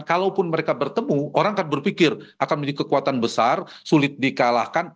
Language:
Indonesian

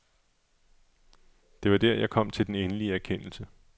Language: Danish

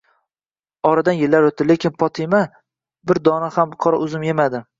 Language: Uzbek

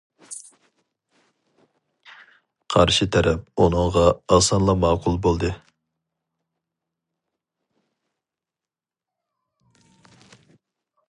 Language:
Uyghur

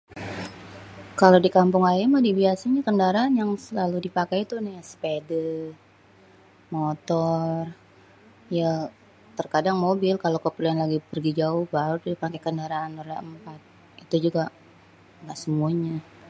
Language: Betawi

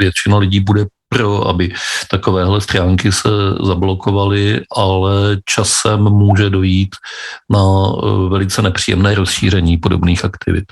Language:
Czech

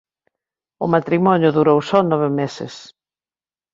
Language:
Galician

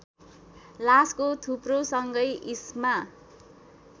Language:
Nepali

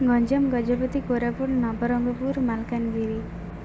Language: Odia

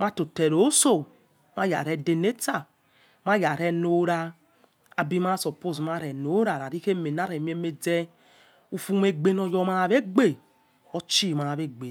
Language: Yekhee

